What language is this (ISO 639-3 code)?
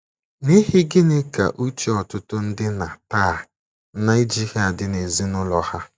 ibo